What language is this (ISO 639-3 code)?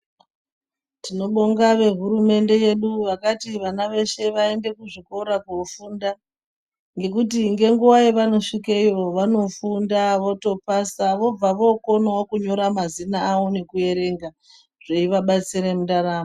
ndc